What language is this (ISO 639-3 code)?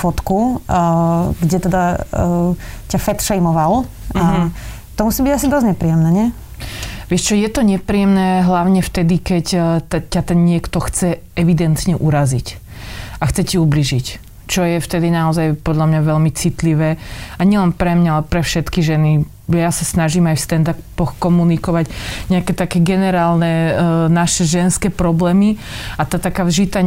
slk